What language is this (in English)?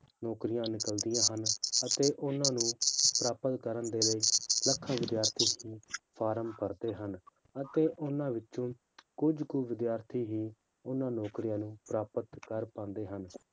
Punjabi